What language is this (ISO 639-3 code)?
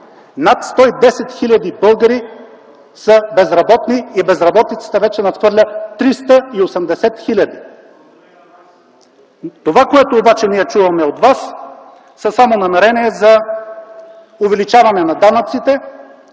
bul